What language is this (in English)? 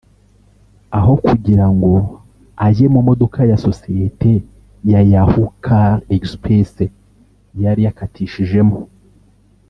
Kinyarwanda